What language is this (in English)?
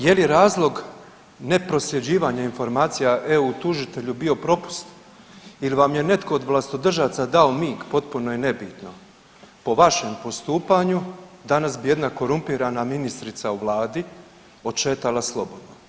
Croatian